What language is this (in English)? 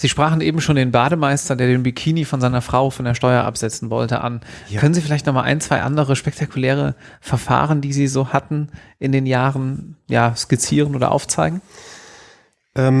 German